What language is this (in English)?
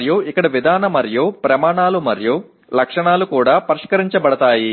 Telugu